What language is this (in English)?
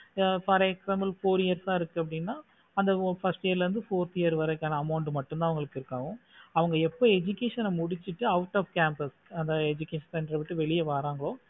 Tamil